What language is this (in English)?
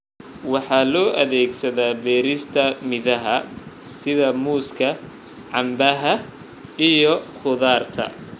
Somali